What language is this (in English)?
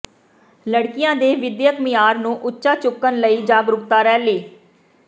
Punjabi